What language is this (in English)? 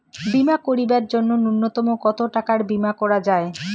Bangla